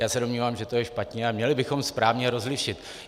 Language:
Czech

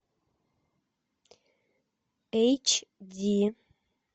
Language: Russian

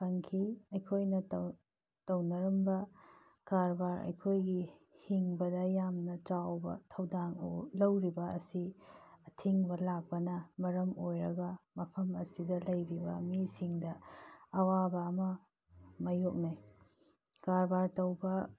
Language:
Manipuri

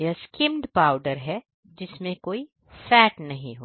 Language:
Hindi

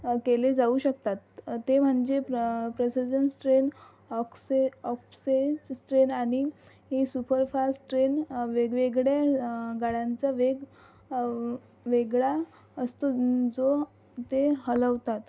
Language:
Marathi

